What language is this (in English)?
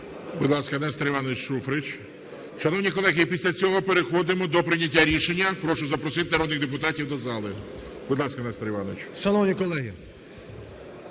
Ukrainian